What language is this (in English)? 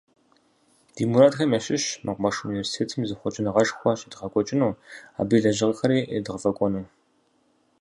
Kabardian